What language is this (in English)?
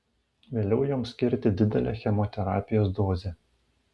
Lithuanian